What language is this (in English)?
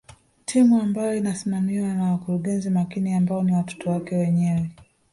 Swahili